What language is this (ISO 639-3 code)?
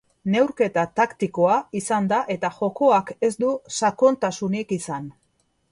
eus